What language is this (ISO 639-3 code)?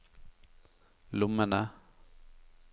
nor